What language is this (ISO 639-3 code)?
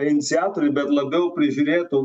lit